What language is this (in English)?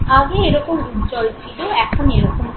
Bangla